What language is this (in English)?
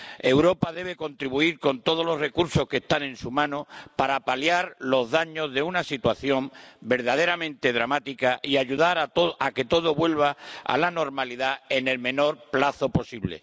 Spanish